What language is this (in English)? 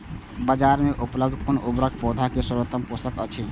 Maithili